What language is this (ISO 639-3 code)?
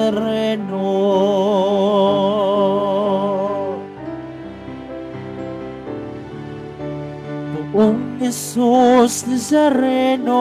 fil